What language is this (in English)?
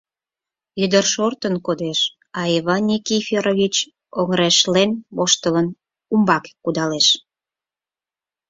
Mari